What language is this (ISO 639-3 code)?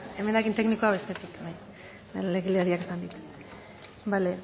eus